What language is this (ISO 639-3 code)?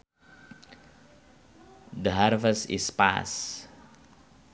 sun